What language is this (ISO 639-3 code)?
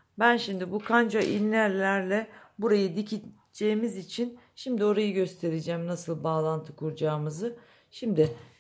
tur